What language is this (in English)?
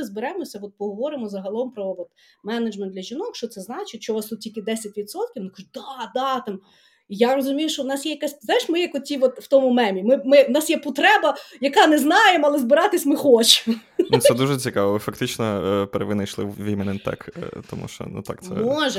Ukrainian